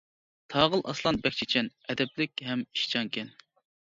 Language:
Uyghur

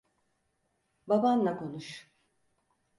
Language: Turkish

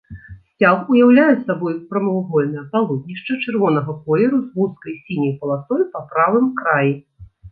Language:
Belarusian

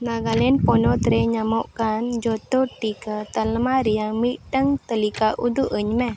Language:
Santali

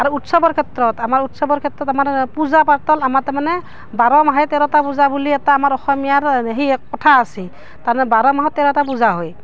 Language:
Assamese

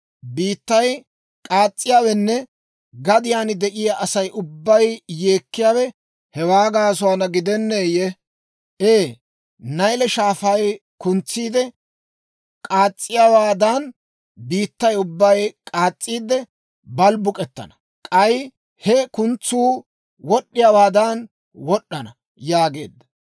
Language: Dawro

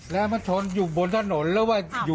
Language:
Thai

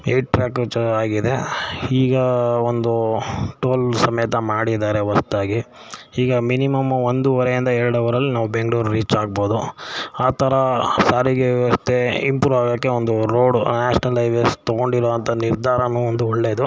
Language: Kannada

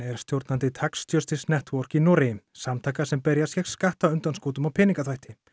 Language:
Icelandic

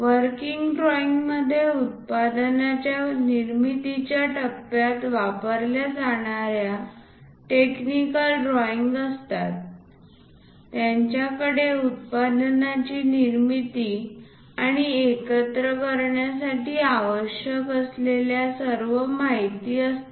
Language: Marathi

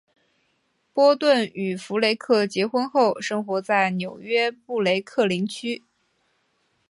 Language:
Chinese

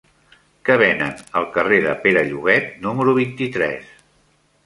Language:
Catalan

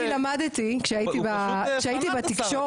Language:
Hebrew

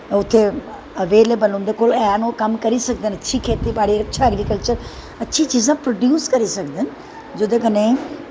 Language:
Dogri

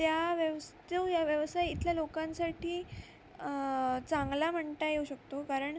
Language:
Marathi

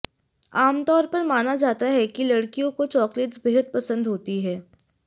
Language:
Hindi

